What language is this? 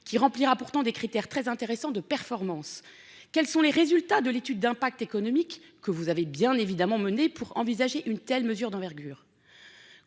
French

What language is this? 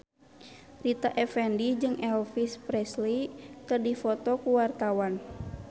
Sundanese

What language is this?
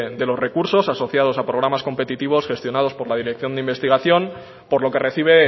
Spanish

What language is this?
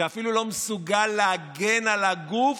Hebrew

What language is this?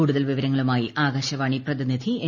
Malayalam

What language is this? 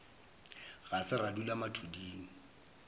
Northern Sotho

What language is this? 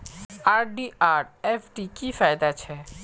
Magahi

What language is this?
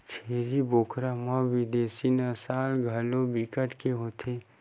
Chhattisgarhi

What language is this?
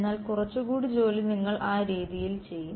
Malayalam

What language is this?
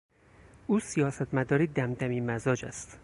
Persian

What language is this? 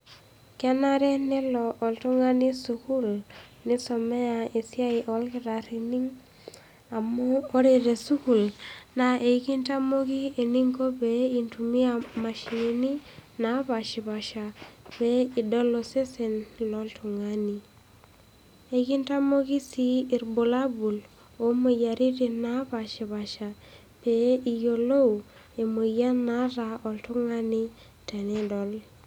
Masai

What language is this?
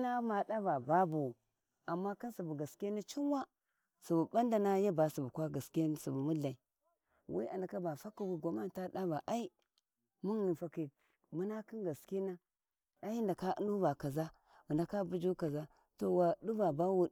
Warji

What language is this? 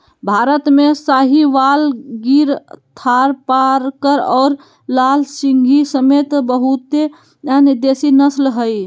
Magahi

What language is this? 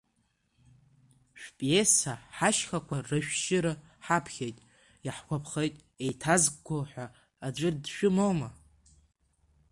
Abkhazian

